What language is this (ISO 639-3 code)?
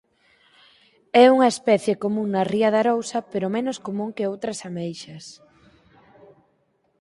glg